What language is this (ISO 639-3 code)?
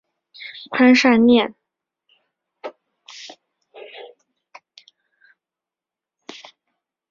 zho